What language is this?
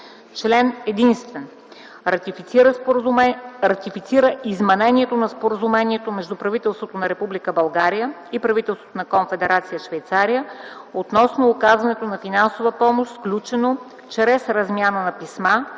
Bulgarian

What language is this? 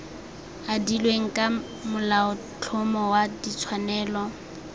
Tswana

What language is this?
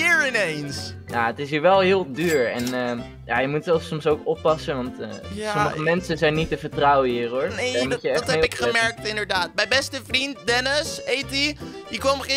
Dutch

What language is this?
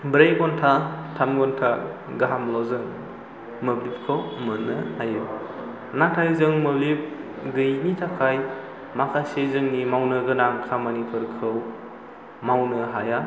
Bodo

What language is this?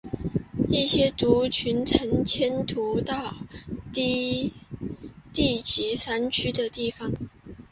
Chinese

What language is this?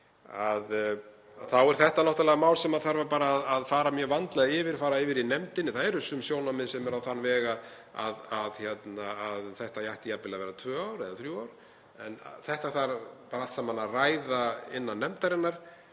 Icelandic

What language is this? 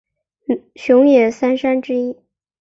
Chinese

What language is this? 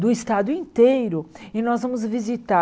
Portuguese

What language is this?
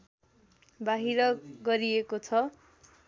Nepali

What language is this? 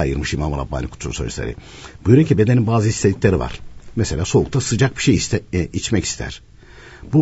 Turkish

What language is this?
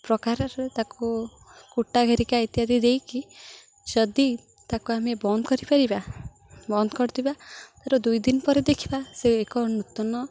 Odia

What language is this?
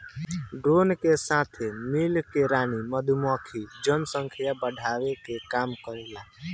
Bhojpuri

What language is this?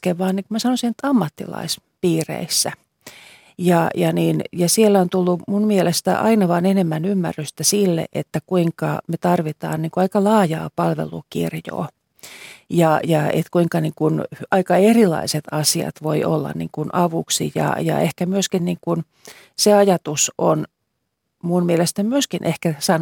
Finnish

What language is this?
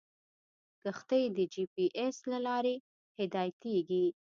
Pashto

